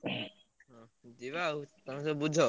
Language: Odia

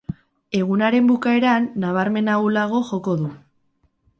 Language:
Basque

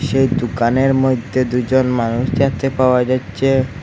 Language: Bangla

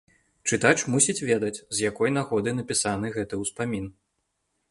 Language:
Belarusian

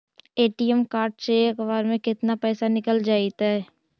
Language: Magahi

